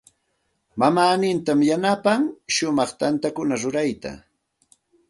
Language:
Santa Ana de Tusi Pasco Quechua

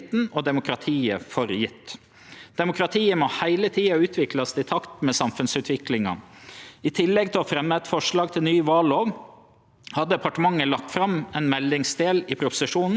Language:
Norwegian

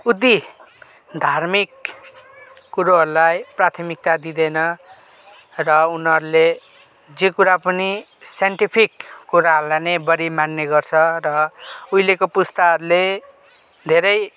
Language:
Nepali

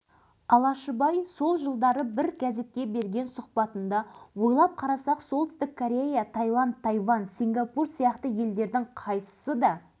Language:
Kazakh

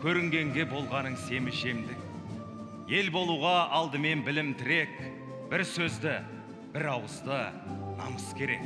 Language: Turkish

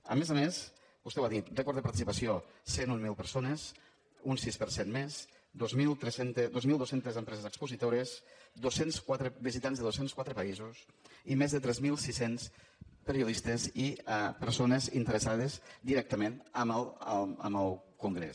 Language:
Catalan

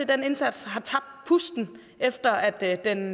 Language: Danish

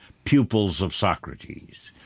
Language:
English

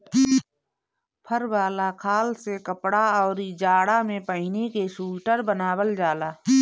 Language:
Bhojpuri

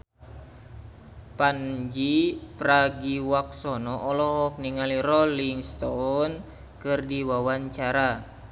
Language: Sundanese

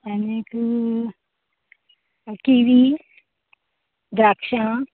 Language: Konkani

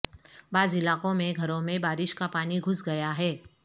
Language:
Urdu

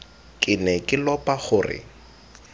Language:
Tswana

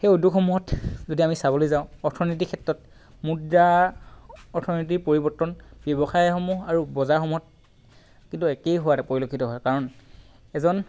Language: Assamese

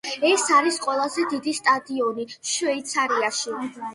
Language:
Georgian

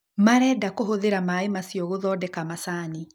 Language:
Kikuyu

